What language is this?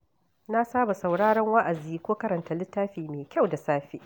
Hausa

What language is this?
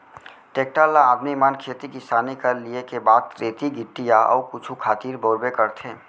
Chhattisgarhi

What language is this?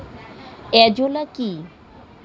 Bangla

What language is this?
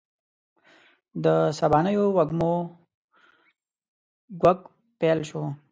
Pashto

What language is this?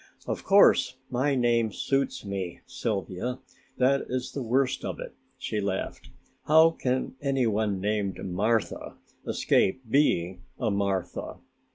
English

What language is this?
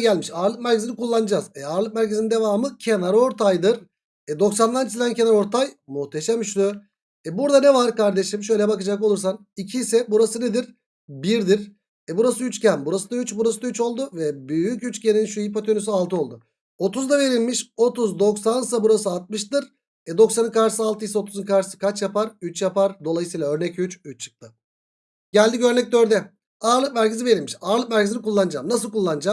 Turkish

